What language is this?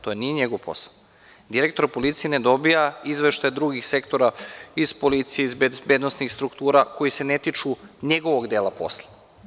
Serbian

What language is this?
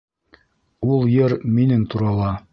Bashkir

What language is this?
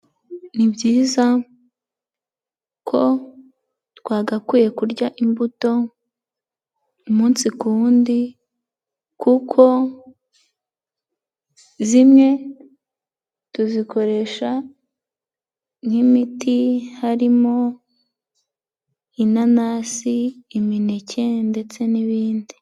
Kinyarwanda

